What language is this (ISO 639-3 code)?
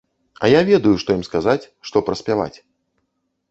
bel